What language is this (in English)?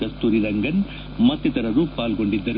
Kannada